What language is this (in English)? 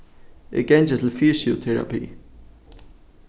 Faroese